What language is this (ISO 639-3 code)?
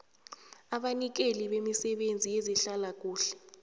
nbl